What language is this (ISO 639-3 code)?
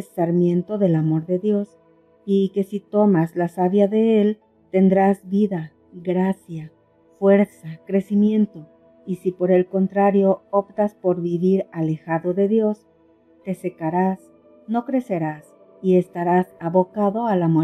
spa